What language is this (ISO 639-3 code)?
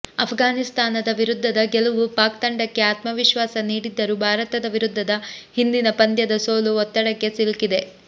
kan